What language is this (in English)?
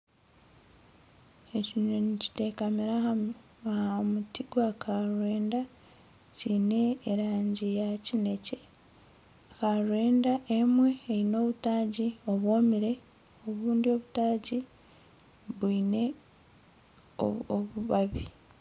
Nyankole